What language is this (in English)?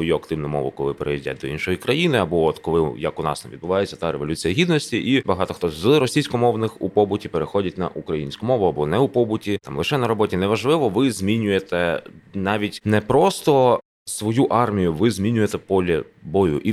Ukrainian